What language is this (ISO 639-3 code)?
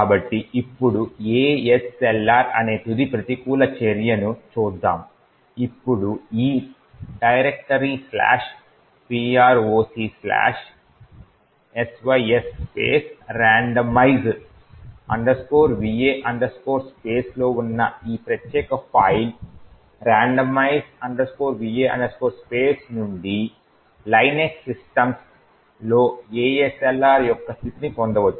tel